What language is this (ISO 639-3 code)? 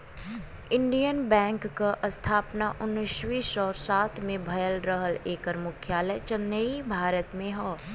bho